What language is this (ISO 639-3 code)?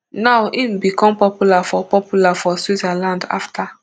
pcm